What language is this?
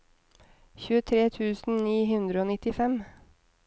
Norwegian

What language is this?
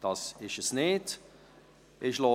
Swiss German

